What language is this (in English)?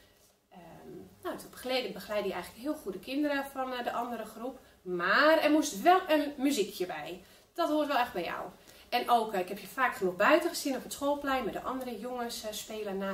Dutch